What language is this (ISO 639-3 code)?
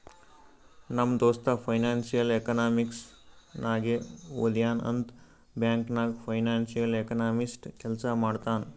kan